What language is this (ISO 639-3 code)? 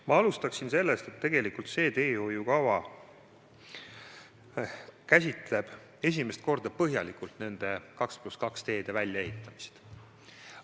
est